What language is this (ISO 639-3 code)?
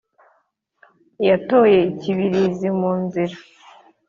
kin